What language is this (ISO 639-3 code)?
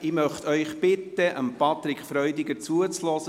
gsw